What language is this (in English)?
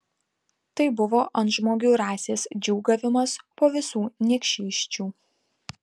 Lithuanian